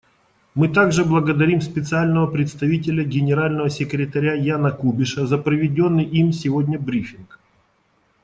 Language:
Russian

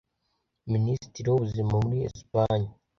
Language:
Kinyarwanda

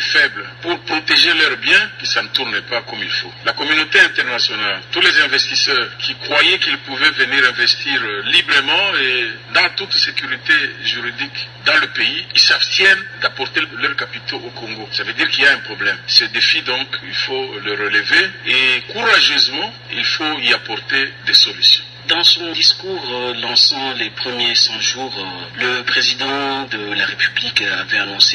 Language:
French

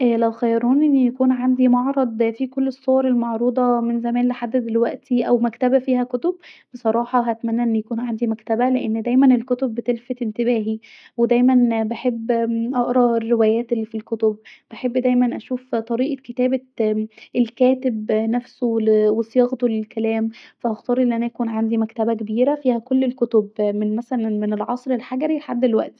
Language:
Egyptian Arabic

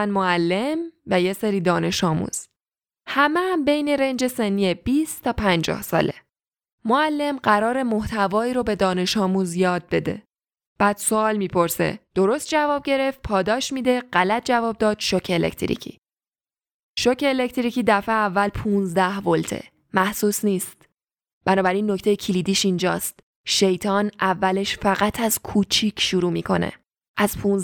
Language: Persian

